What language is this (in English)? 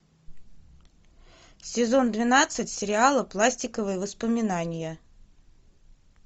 Russian